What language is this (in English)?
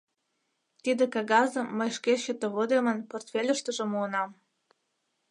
Mari